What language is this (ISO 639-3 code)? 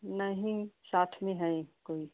hin